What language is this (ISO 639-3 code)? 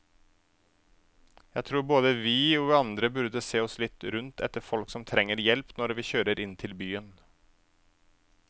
nor